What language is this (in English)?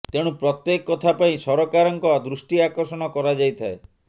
Odia